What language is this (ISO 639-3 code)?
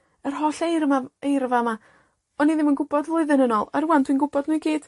cym